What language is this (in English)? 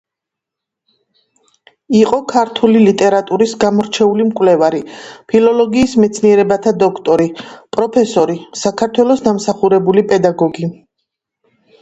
Georgian